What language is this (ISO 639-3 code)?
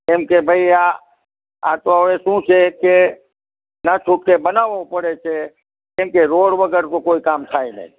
guj